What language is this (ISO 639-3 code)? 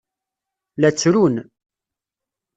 kab